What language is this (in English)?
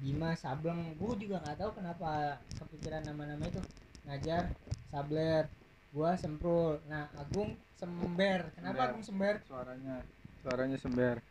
Indonesian